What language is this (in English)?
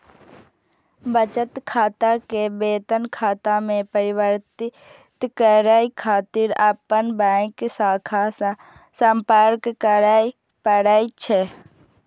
Maithili